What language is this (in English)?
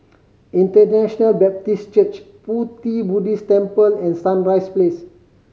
English